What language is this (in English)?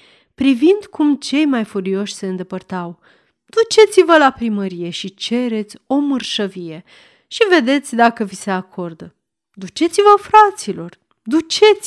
Romanian